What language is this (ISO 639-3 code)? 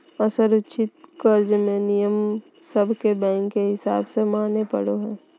mag